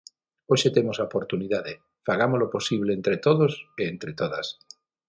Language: Galician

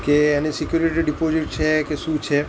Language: Gujarati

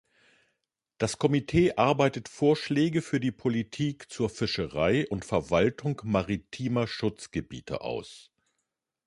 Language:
German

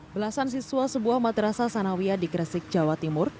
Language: Indonesian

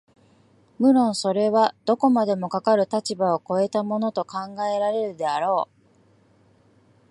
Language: Japanese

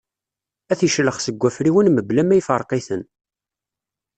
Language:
Kabyle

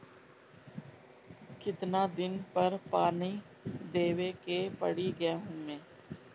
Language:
Bhojpuri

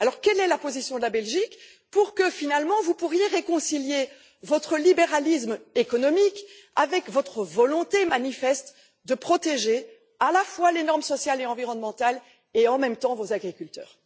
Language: French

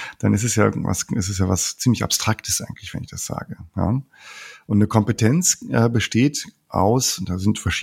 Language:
German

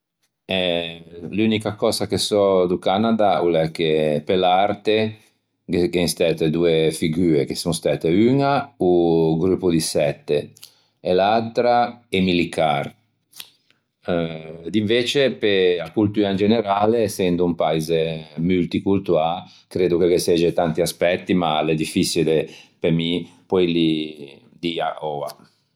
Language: Ligurian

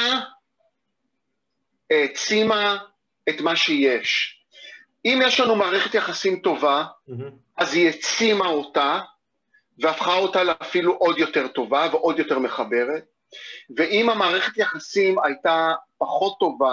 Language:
Hebrew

